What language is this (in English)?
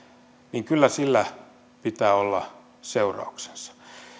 Finnish